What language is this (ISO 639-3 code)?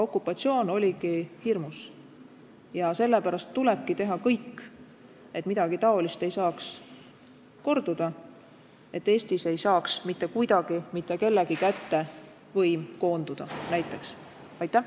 est